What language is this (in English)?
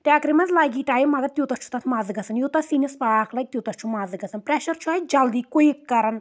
Kashmiri